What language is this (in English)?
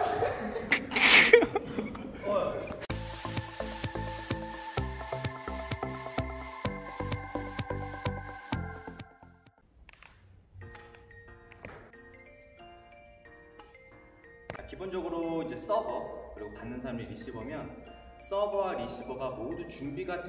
Korean